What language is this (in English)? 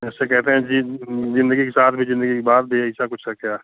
Hindi